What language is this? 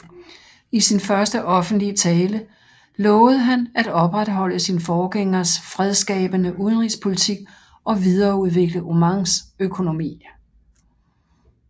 Danish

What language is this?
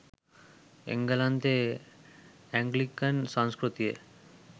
Sinhala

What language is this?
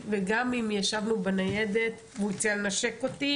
Hebrew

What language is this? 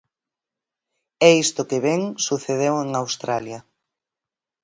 Galician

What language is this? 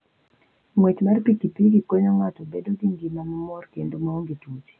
Luo (Kenya and Tanzania)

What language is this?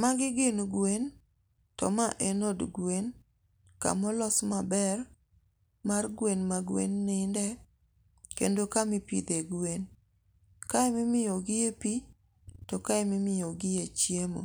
Luo (Kenya and Tanzania)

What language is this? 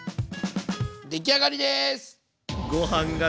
Japanese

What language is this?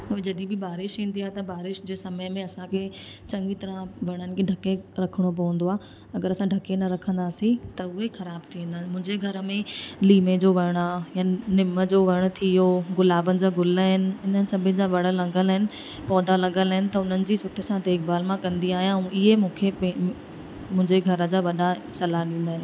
Sindhi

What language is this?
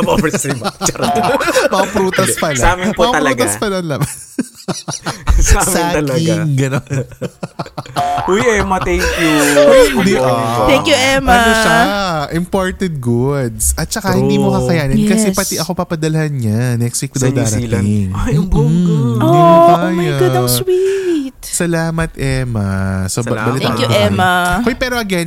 Filipino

